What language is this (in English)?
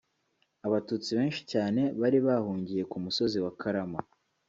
Kinyarwanda